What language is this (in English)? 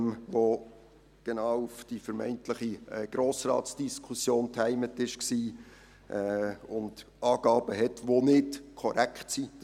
Swiss German